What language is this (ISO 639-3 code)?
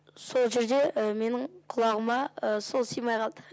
kaz